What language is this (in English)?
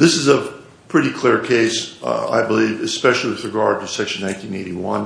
English